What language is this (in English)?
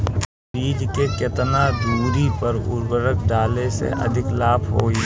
Bhojpuri